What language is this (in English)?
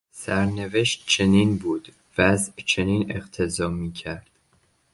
Persian